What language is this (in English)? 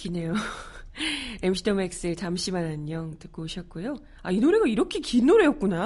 Korean